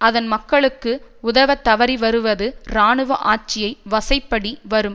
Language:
Tamil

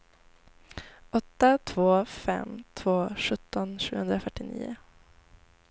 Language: Swedish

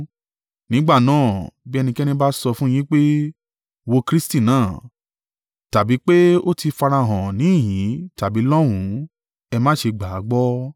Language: Yoruba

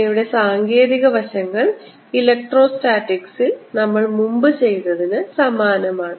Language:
Malayalam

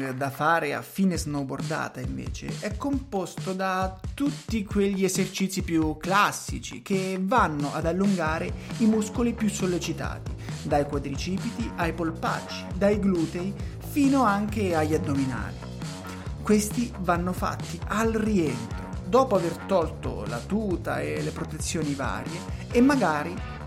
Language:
Italian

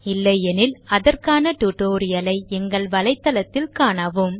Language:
Tamil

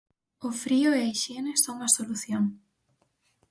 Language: Galician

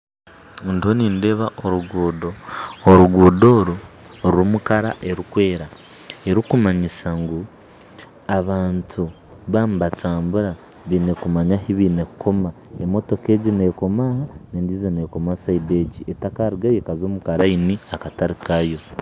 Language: Nyankole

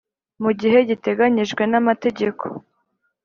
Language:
Kinyarwanda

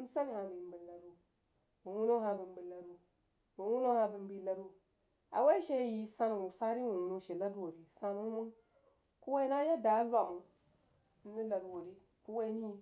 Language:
Jiba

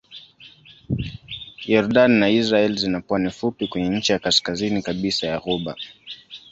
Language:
Swahili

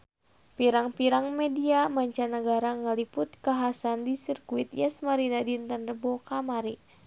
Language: Sundanese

